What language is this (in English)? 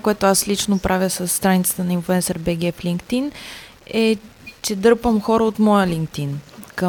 Bulgarian